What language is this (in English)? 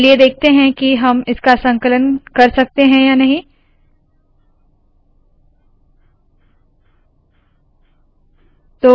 Hindi